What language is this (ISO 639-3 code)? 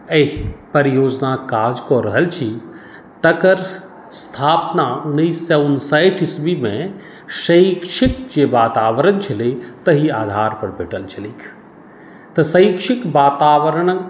mai